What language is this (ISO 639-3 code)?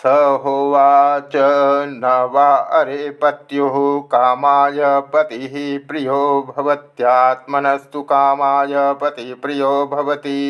hin